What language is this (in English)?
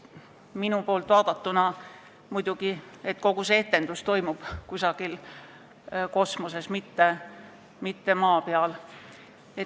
Estonian